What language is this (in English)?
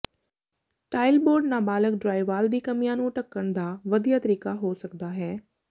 Punjabi